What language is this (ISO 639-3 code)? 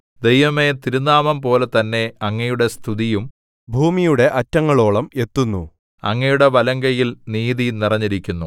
mal